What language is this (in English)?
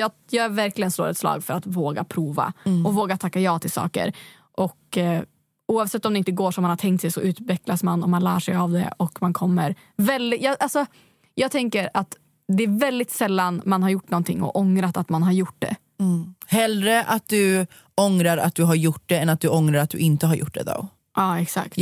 Swedish